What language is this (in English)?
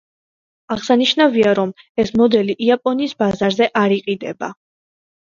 Georgian